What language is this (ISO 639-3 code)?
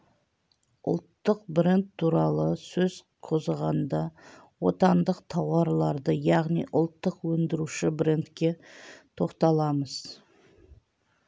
kaz